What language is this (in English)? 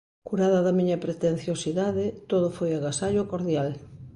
Galician